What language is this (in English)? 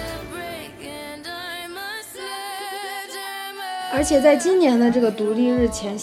Chinese